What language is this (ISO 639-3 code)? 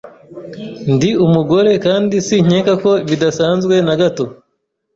kin